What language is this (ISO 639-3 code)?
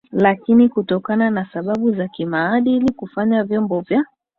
swa